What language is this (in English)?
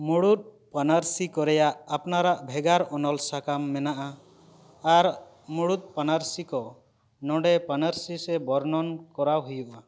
Santali